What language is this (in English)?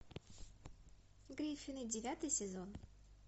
Russian